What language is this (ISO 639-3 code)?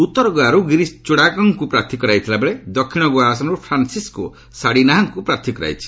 ori